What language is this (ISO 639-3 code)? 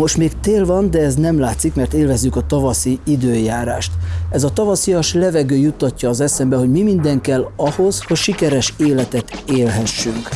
hun